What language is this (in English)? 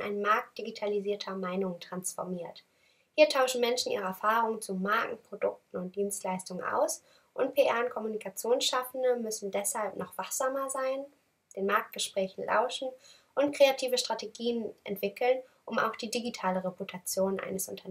German